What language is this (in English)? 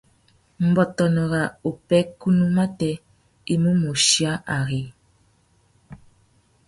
Tuki